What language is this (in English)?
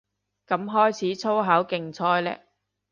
Cantonese